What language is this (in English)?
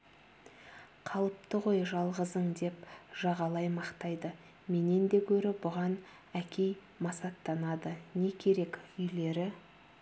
Kazakh